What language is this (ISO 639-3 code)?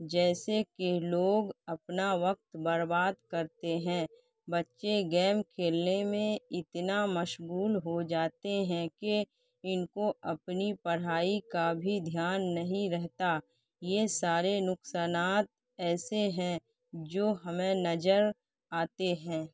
urd